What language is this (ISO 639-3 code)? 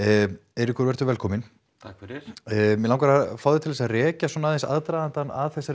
isl